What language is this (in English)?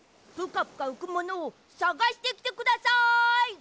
Japanese